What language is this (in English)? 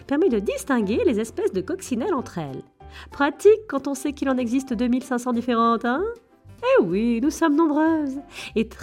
French